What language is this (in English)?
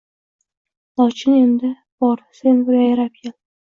Uzbek